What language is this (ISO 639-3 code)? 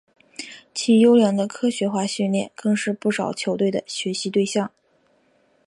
zho